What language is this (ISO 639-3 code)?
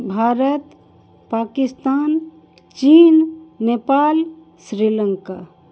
mai